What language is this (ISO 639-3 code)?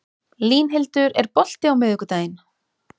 isl